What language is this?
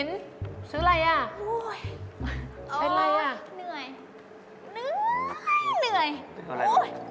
Thai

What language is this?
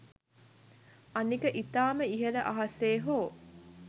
Sinhala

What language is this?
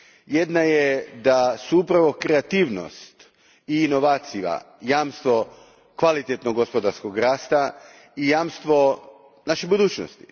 Croatian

